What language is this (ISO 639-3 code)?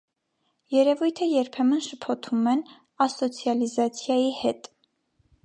hye